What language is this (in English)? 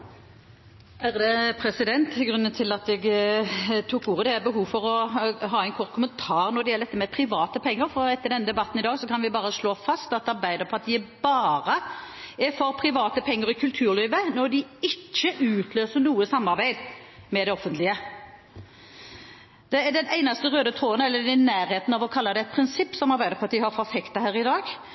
Norwegian Bokmål